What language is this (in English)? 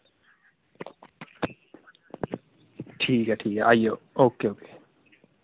Dogri